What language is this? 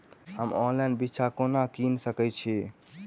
Maithili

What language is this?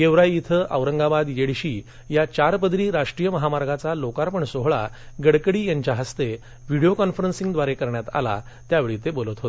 Marathi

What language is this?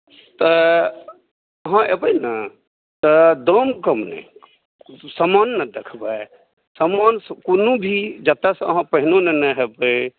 Maithili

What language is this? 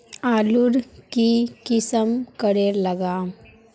Magahi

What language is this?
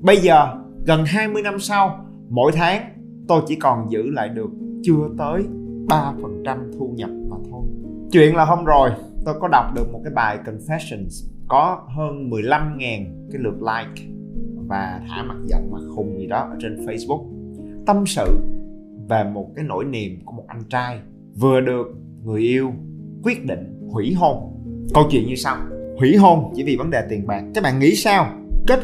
Vietnamese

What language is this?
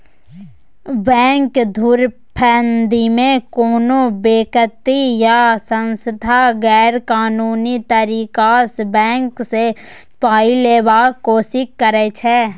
Maithili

